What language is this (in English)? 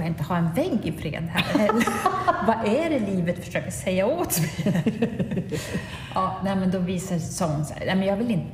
Swedish